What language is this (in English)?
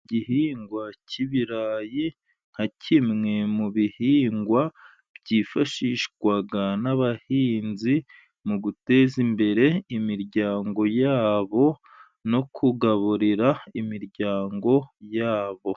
Kinyarwanda